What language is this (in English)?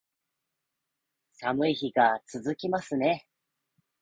Japanese